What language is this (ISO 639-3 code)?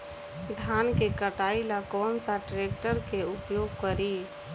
bho